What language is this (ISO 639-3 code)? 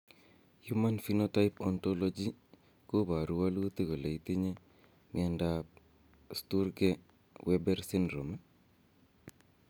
kln